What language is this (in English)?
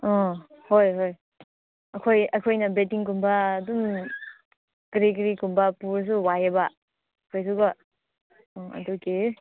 Manipuri